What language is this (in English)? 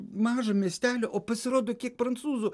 Lithuanian